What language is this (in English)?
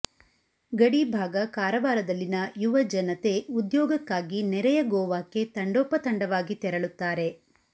Kannada